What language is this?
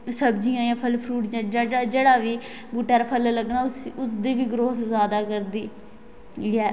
Dogri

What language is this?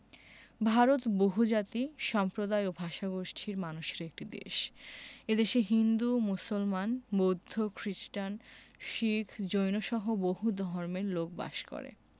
Bangla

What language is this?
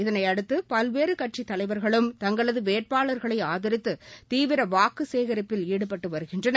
Tamil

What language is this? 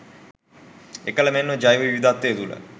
Sinhala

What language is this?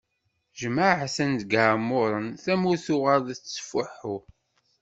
Kabyle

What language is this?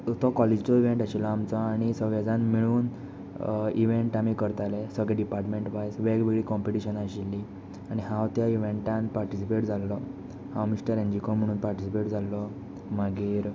Konkani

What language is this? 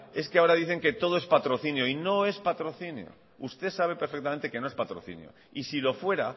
Spanish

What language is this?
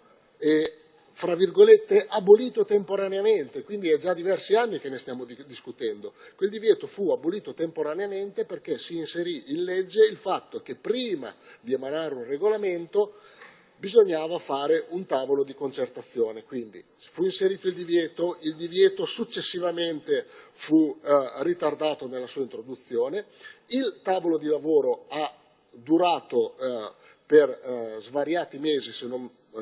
Italian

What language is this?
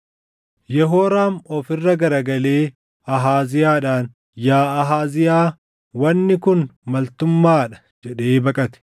Oromo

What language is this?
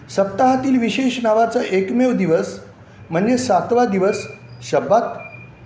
Marathi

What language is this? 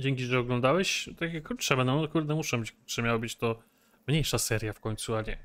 Polish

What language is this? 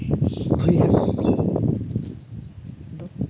Santali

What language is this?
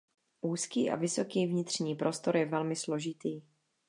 Czech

